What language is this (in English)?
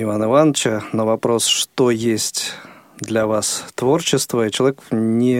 Russian